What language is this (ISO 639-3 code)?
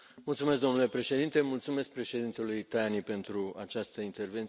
ron